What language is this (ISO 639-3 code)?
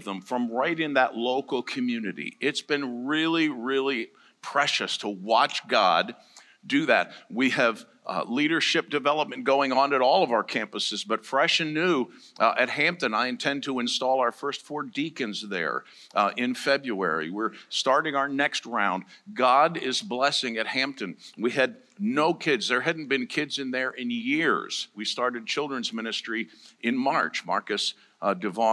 eng